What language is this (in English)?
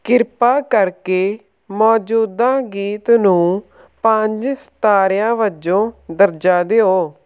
Punjabi